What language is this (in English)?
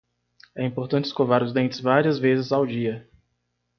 Portuguese